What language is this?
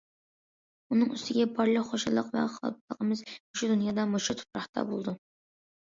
Uyghur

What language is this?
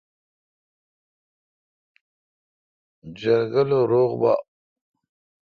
Kalkoti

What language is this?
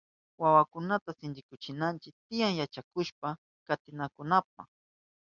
Southern Pastaza Quechua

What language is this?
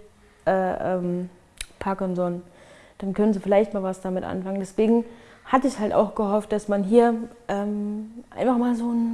German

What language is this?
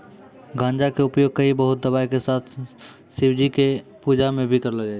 Maithili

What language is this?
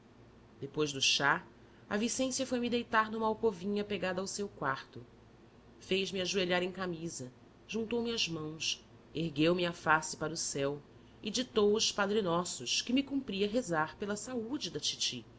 Portuguese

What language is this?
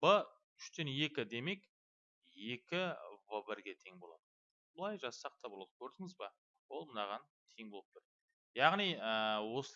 Turkish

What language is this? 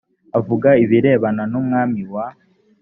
Kinyarwanda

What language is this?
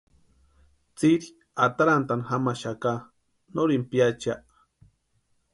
Western Highland Purepecha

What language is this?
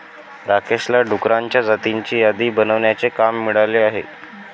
Marathi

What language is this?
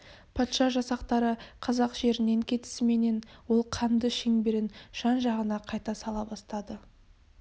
Kazakh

